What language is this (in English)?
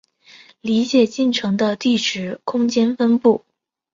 Chinese